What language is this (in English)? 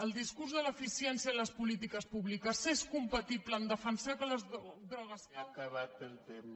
Catalan